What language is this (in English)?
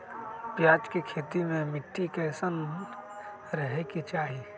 Magahi